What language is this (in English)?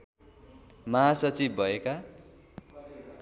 Nepali